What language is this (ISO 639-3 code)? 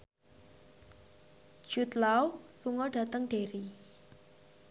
jav